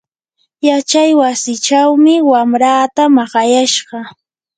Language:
Yanahuanca Pasco Quechua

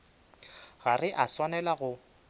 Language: Northern Sotho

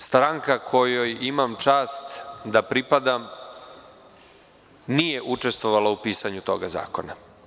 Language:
Serbian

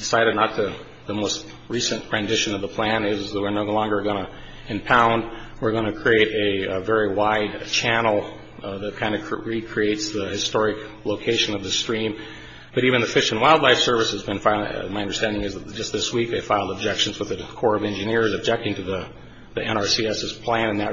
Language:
English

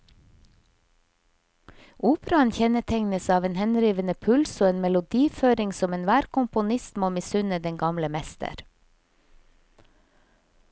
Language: Norwegian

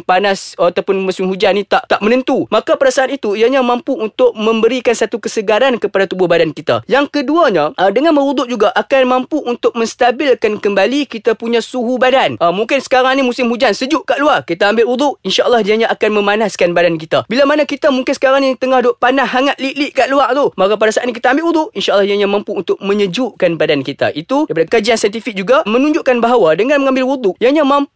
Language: Malay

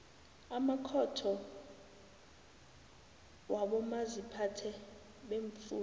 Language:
South Ndebele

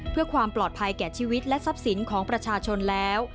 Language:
Thai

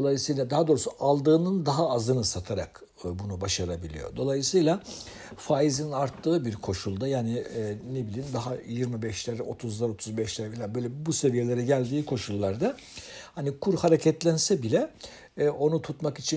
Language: Turkish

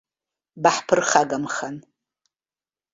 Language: Abkhazian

